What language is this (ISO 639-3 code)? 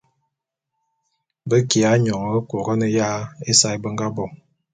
bum